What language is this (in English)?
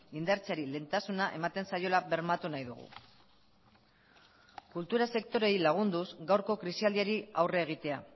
Basque